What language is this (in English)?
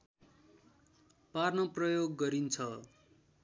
Nepali